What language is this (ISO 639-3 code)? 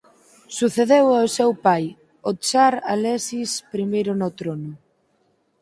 glg